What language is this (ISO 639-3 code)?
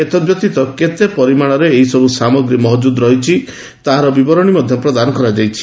ori